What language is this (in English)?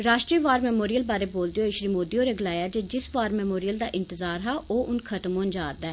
Dogri